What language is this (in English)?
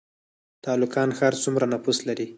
Pashto